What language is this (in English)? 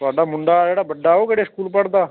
Punjabi